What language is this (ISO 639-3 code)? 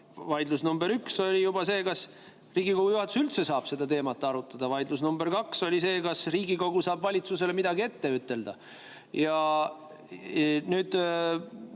est